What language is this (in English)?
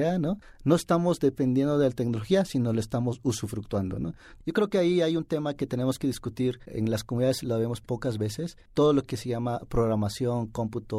Spanish